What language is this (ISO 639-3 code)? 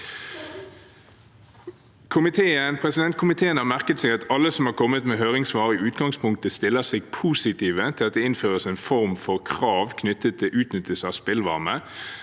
nor